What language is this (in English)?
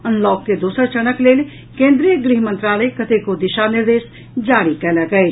Maithili